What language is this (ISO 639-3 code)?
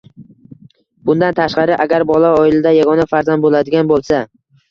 uzb